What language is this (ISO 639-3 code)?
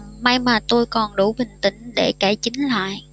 vie